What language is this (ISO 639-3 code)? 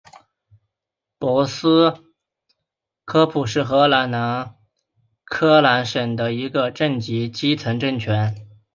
zho